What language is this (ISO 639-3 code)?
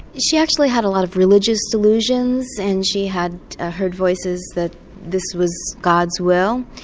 eng